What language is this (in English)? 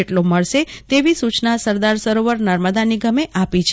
Gujarati